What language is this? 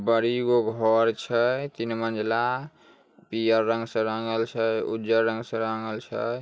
Magahi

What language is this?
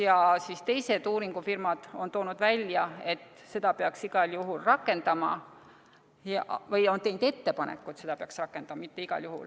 Estonian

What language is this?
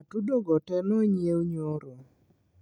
Luo (Kenya and Tanzania)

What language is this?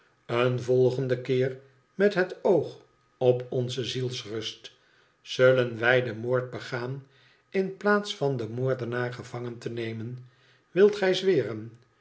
Dutch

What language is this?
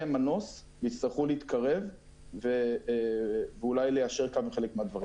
Hebrew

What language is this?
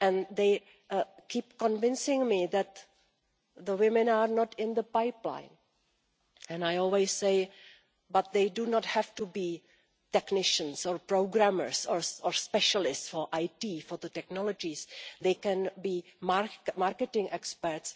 English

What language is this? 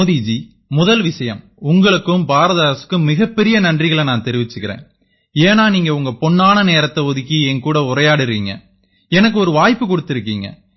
Tamil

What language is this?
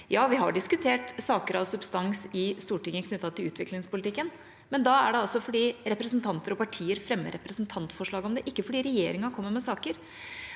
Norwegian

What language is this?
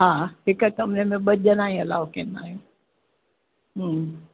Sindhi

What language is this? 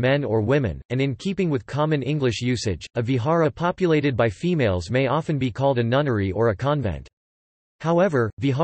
English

